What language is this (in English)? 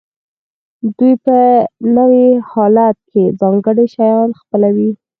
Pashto